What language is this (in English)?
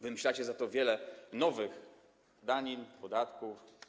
Polish